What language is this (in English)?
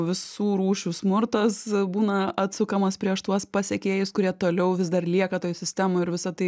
Lithuanian